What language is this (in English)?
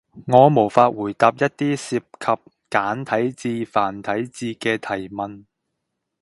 Cantonese